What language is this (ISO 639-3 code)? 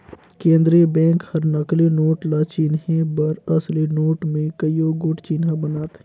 hne